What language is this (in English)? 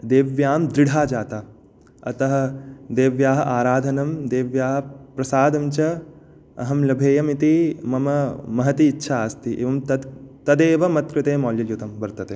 Sanskrit